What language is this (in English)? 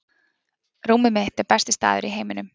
Icelandic